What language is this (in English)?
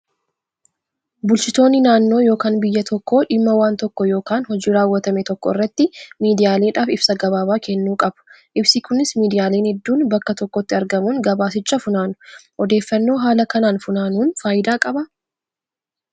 Oromo